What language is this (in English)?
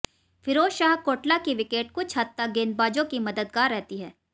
Hindi